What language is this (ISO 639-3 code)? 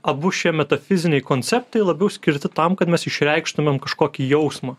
lit